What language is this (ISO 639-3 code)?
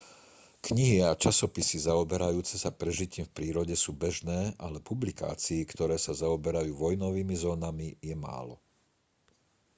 slk